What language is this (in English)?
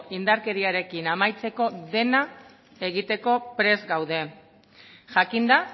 Basque